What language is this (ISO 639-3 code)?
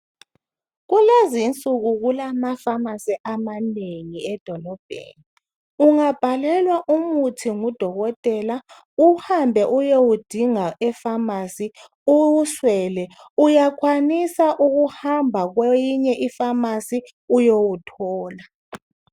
nde